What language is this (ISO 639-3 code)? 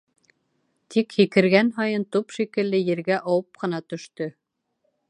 bak